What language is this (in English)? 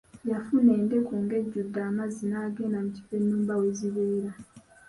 Ganda